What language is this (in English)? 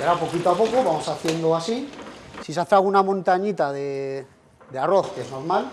Spanish